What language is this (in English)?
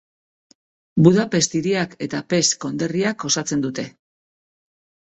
Basque